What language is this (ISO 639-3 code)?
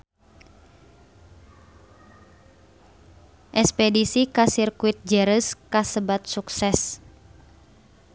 sun